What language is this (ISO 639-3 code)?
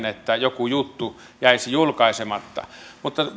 fin